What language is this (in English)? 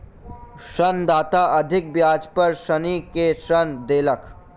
Maithili